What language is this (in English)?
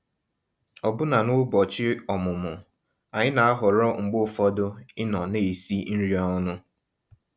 Igbo